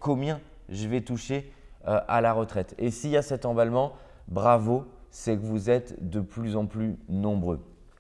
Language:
French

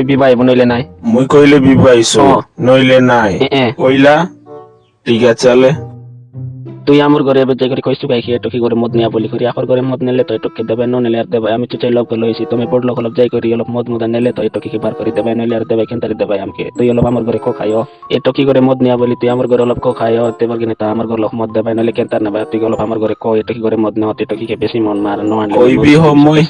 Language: Odia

